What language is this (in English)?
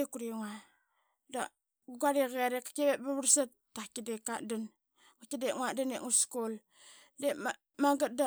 Qaqet